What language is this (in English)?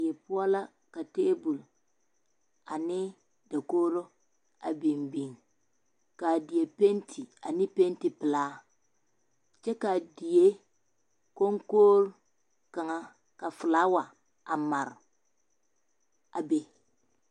Southern Dagaare